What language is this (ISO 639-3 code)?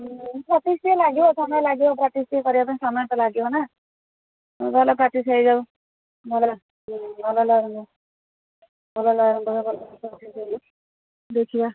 ori